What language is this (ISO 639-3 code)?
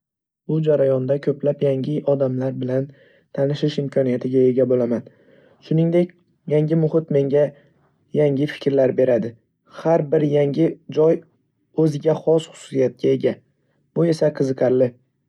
uzb